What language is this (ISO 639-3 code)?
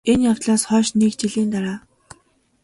mon